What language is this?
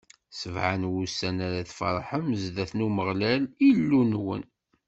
Kabyle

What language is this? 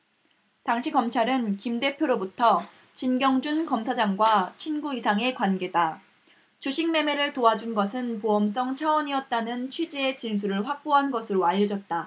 Korean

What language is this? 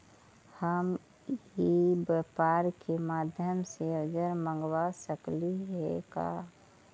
Magahi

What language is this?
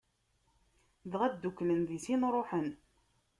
Kabyle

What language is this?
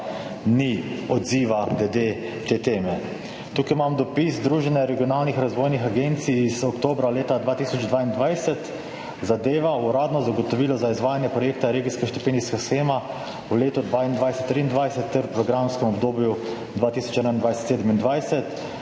Slovenian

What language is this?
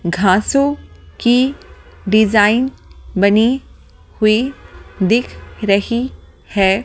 Hindi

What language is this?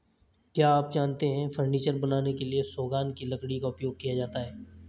Hindi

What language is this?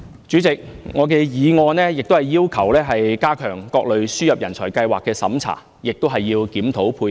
Cantonese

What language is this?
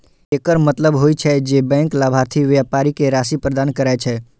Maithili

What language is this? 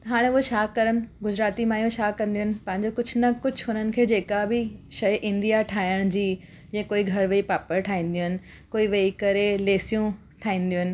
Sindhi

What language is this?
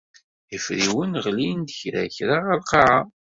Kabyle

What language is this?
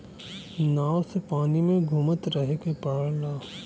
Bhojpuri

